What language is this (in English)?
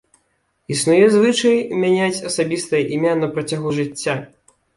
Belarusian